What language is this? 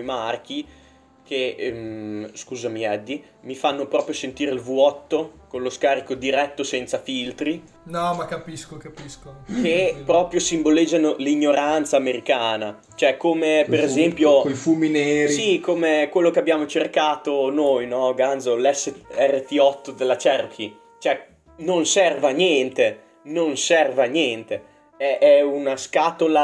Italian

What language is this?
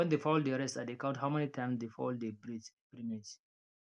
Nigerian Pidgin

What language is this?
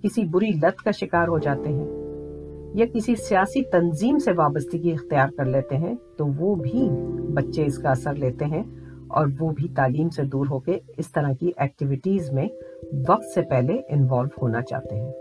Urdu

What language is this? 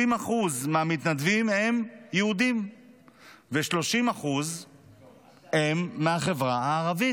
Hebrew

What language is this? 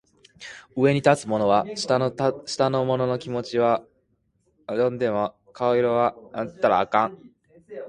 Japanese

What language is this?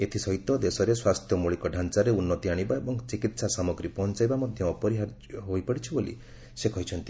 Odia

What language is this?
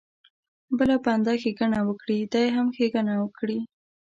Pashto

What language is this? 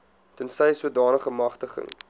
Afrikaans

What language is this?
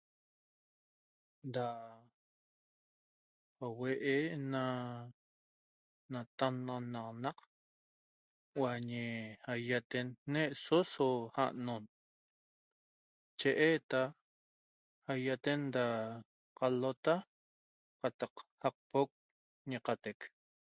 Toba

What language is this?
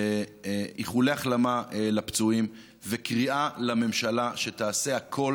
Hebrew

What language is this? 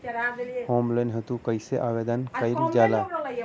Bhojpuri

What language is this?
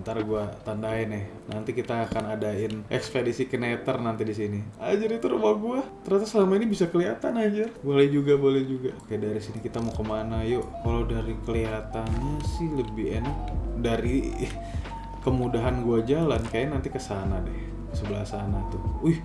Indonesian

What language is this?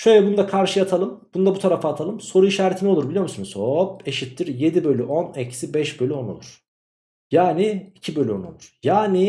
Turkish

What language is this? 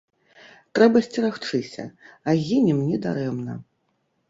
Belarusian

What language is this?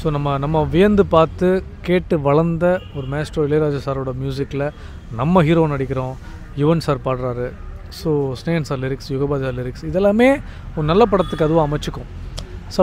Romanian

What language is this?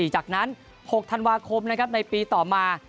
Thai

